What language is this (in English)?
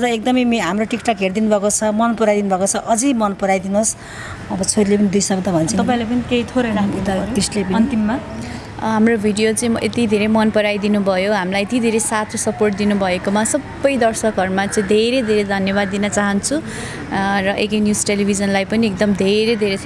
Nepali